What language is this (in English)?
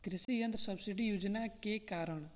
Bhojpuri